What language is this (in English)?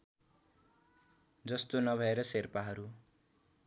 Nepali